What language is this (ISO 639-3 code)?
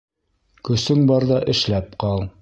bak